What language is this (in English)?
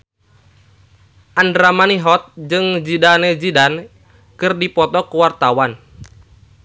Sundanese